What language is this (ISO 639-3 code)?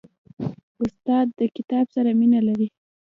pus